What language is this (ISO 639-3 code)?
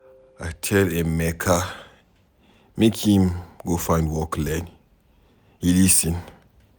pcm